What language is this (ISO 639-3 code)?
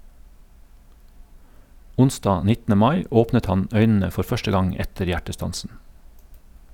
nor